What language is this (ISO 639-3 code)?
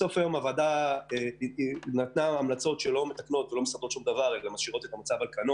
heb